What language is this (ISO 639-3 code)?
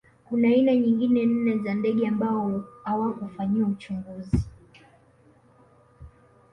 swa